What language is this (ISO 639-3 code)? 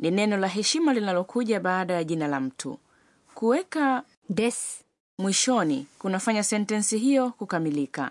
swa